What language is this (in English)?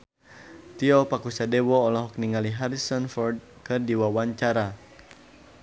Sundanese